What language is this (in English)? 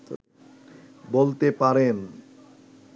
Bangla